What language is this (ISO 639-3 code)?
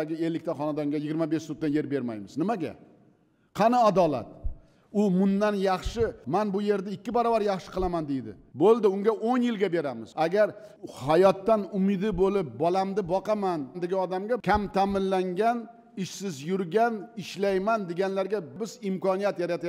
tur